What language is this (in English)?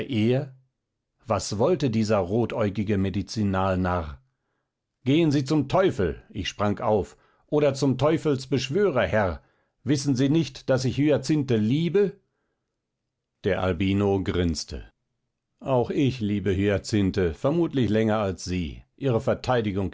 German